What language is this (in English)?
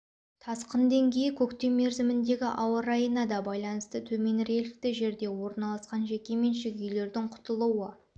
Kazakh